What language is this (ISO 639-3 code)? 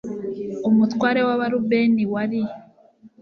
kin